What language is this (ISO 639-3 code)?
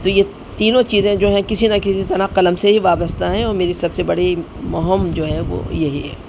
urd